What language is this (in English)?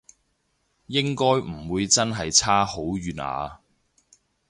Cantonese